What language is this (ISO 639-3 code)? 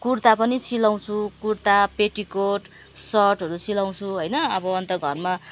nep